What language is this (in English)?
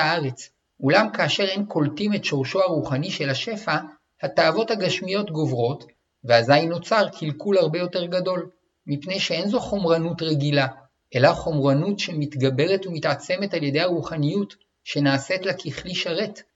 Hebrew